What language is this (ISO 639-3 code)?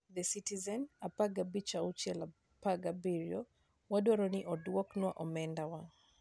luo